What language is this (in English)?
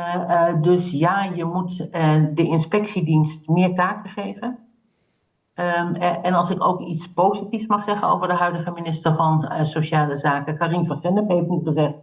Dutch